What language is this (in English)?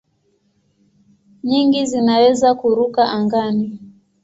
Swahili